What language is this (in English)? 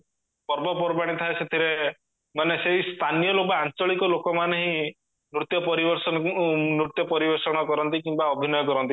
Odia